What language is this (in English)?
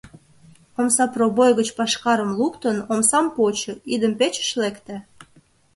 Mari